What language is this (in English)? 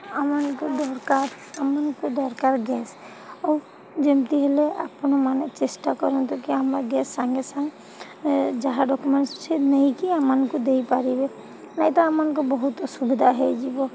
Odia